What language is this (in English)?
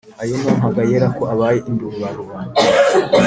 Kinyarwanda